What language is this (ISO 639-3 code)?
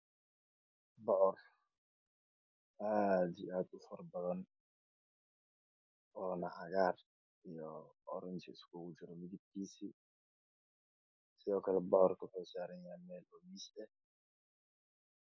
som